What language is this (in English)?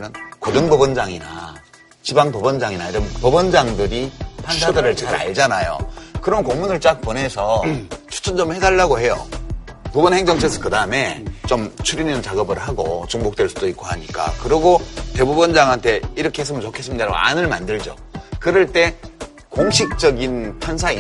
Korean